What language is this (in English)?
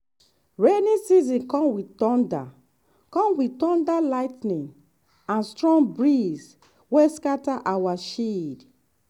Nigerian Pidgin